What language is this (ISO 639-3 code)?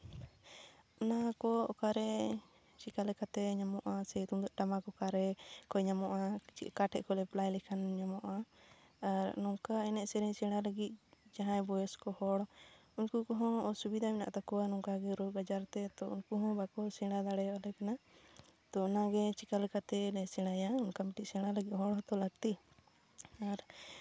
sat